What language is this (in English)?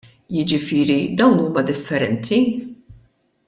Maltese